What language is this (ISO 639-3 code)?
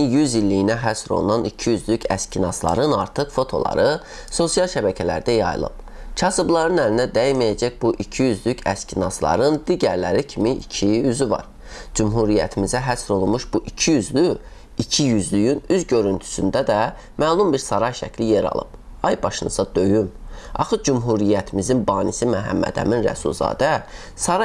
aze